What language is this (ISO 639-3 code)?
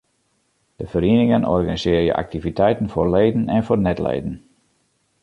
fry